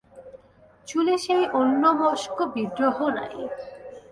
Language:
Bangla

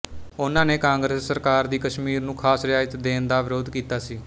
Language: Punjabi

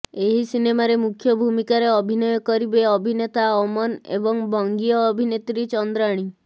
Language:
Odia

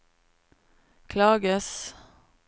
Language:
Norwegian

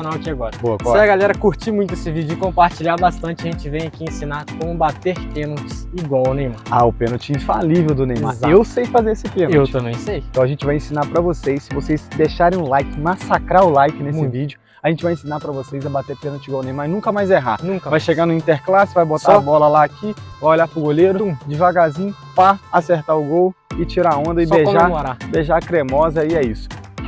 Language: Portuguese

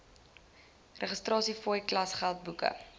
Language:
Afrikaans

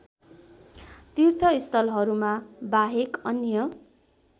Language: Nepali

